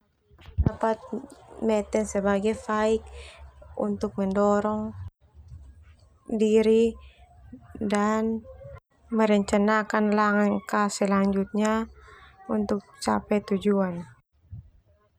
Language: Termanu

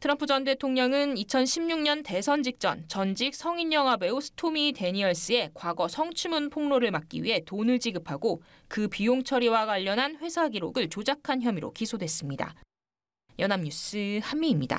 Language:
Korean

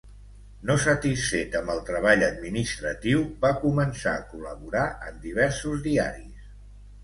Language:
Catalan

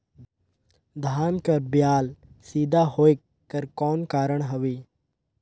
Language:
Chhattisgarhi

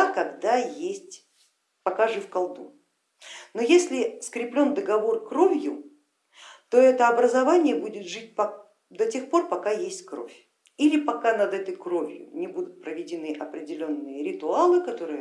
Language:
Russian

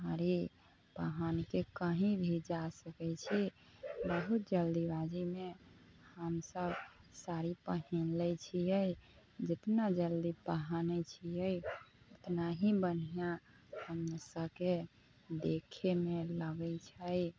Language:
Maithili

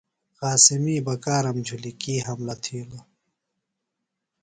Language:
Phalura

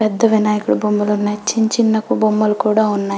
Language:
Telugu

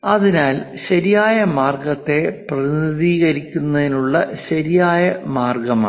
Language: Malayalam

